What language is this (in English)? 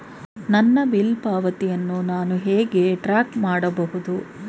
Kannada